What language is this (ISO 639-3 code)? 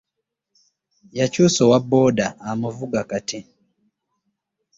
lug